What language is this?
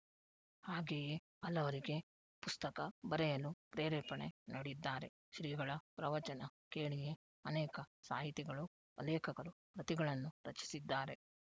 Kannada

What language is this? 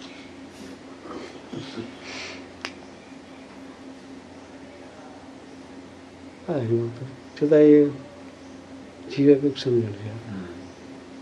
Gujarati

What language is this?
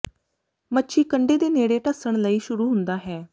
Punjabi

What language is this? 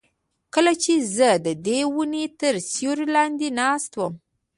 Pashto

